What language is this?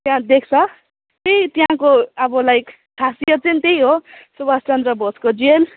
Nepali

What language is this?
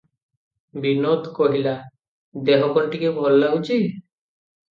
Odia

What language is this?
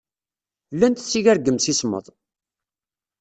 Kabyle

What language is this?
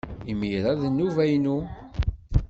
Kabyle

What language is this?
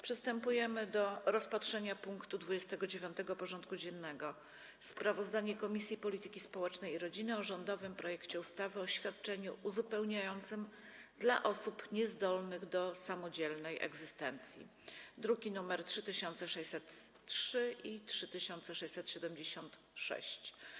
Polish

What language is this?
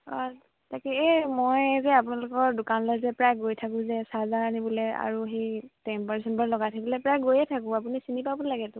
Assamese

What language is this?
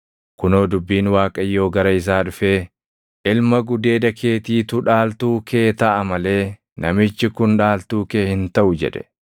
Oromo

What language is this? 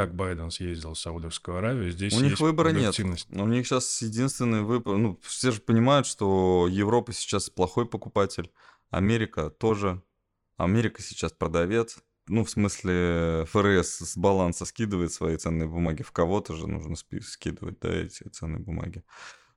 Russian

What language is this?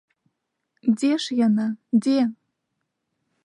Belarusian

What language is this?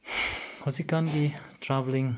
Manipuri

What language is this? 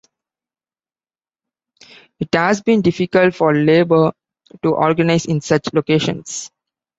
English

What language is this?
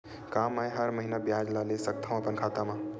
Chhattisgarhi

